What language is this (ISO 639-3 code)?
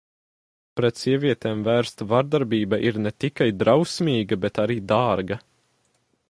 lav